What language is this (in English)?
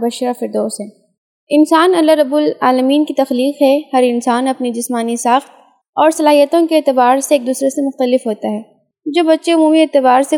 Urdu